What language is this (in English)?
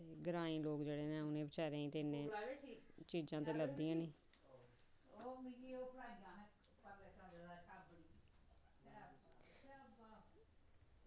Dogri